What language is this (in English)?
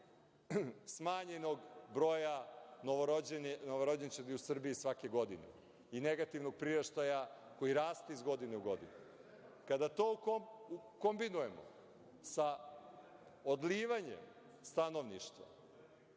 Serbian